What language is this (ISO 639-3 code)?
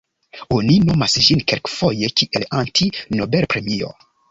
epo